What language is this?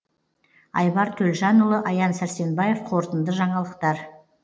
Kazakh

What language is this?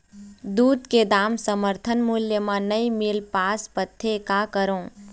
Chhattisgarhi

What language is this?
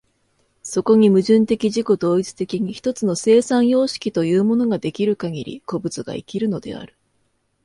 Japanese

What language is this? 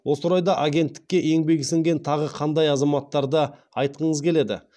Kazakh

